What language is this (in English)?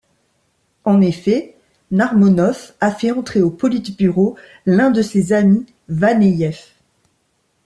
French